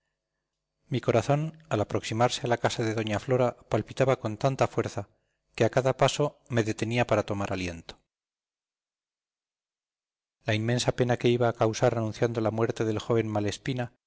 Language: Spanish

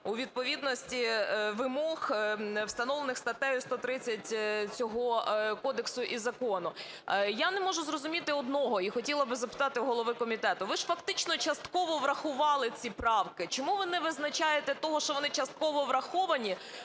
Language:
Ukrainian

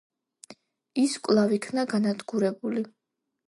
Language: Georgian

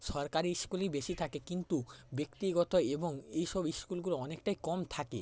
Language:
Bangla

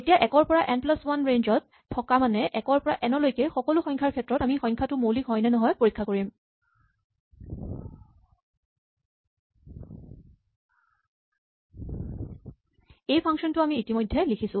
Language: Assamese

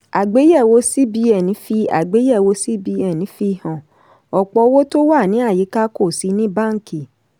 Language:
Yoruba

